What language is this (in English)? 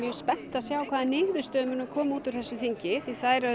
Icelandic